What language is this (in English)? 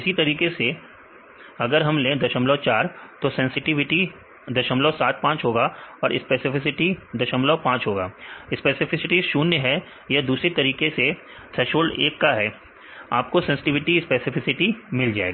Hindi